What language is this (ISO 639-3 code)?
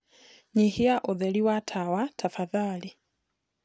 kik